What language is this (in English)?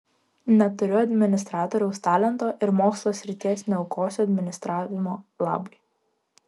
Lithuanian